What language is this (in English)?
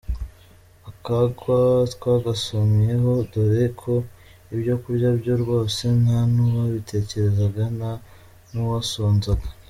Kinyarwanda